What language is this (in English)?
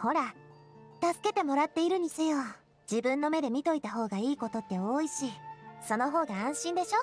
Japanese